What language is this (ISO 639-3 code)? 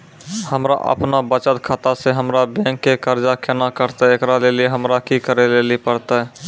mai